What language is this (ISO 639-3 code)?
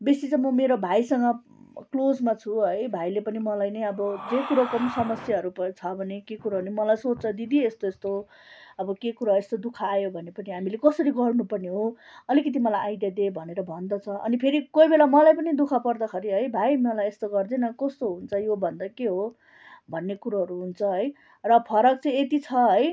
nep